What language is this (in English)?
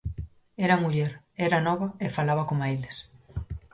Galician